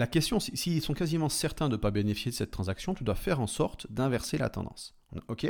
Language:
French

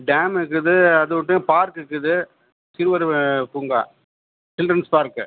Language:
Tamil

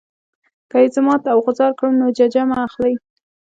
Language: Pashto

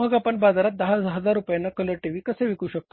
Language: Marathi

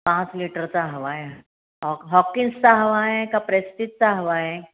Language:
Marathi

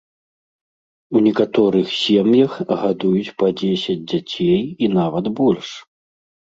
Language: Belarusian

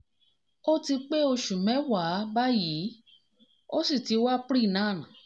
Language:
Yoruba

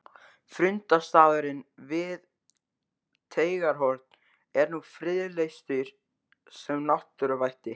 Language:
Icelandic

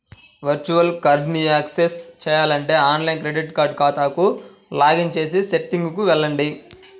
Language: Telugu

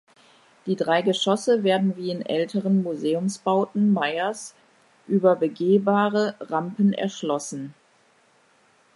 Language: German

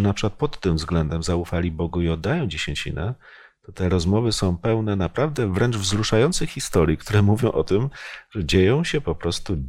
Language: Polish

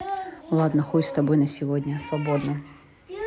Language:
Russian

